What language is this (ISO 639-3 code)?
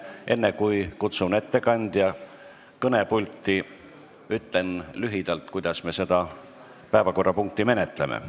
est